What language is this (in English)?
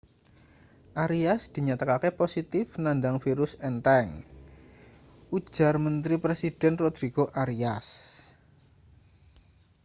Javanese